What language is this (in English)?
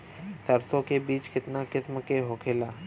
Bhojpuri